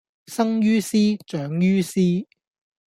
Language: Cantonese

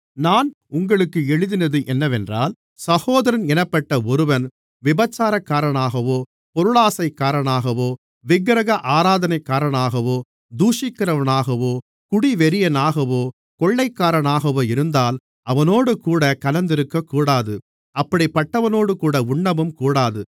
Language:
Tamil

